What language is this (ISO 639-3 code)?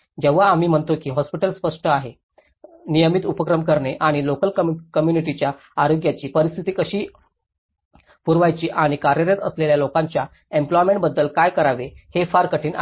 mar